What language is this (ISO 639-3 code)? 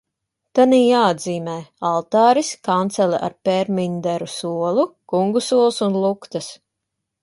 lav